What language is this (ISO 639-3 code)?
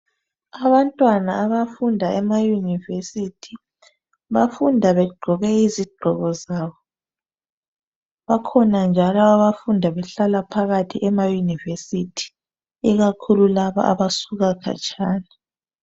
nde